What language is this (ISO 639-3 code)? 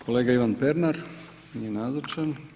hrv